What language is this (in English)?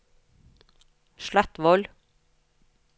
Norwegian